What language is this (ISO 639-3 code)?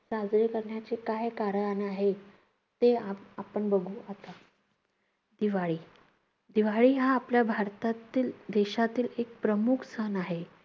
mar